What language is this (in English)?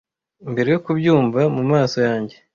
Kinyarwanda